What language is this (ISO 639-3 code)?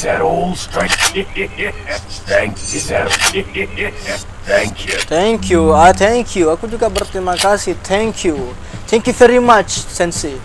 ind